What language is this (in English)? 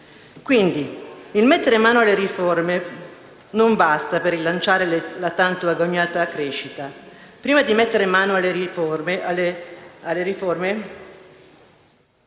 Italian